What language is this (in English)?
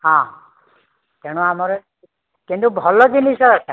Odia